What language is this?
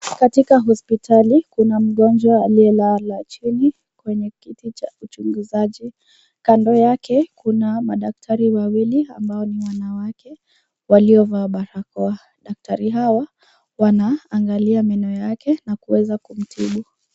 Swahili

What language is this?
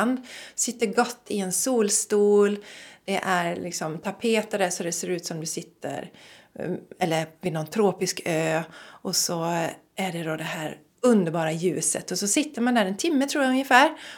Swedish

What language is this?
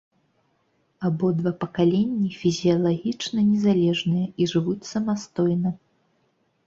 Belarusian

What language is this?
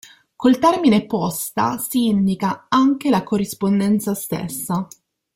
Italian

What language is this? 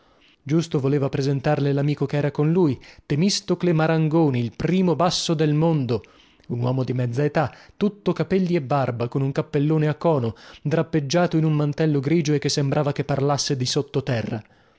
Italian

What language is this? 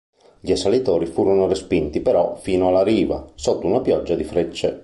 Italian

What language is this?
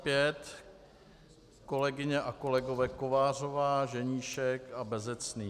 Czech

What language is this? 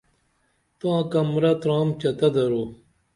Dameli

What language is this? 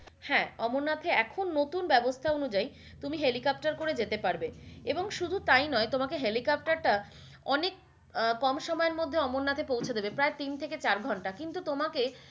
Bangla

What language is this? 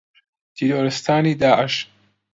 Central Kurdish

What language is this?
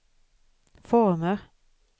Swedish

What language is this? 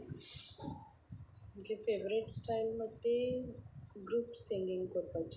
Konkani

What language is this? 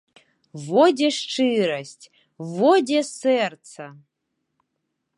Belarusian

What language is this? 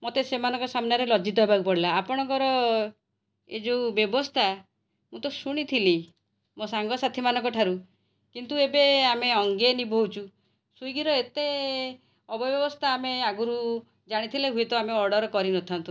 Odia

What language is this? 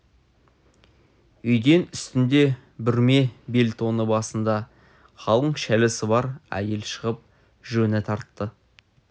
Kazakh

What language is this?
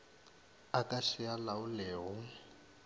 Northern Sotho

